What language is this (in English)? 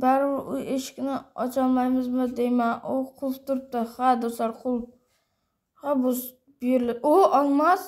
Turkish